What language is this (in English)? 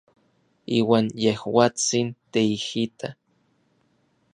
Orizaba Nahuatl